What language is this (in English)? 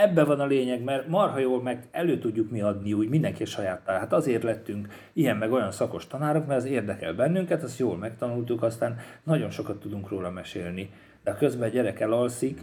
Hungarian